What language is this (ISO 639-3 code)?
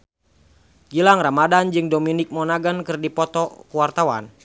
sun